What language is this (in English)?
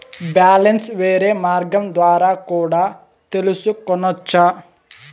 Telugu